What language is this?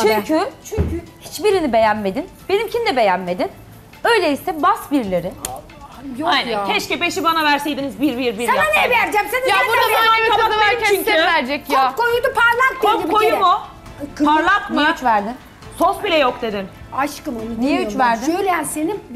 Turkish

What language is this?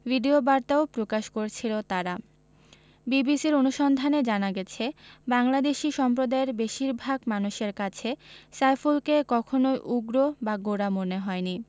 Bangla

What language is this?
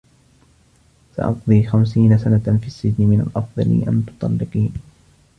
Arabic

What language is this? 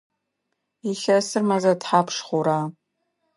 Adyghe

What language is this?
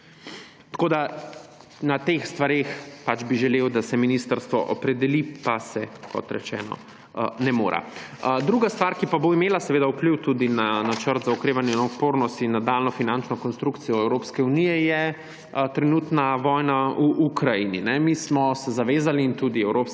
Slovenian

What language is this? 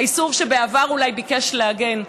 Hebrew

